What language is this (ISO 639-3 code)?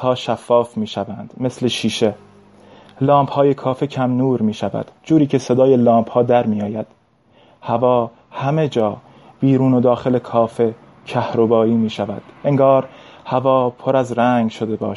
fas